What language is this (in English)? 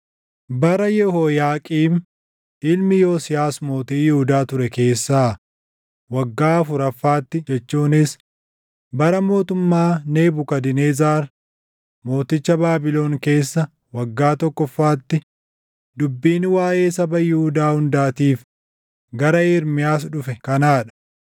Oromo